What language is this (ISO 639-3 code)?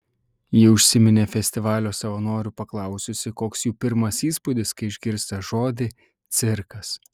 lit